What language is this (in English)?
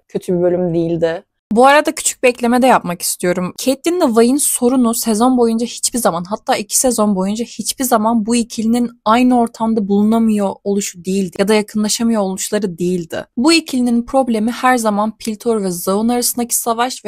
Turkish